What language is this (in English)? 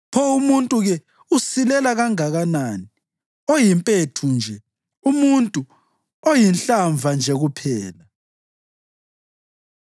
North Ndebele